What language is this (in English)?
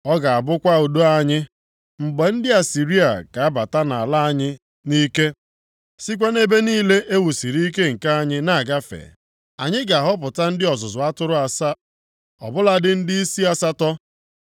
Igbo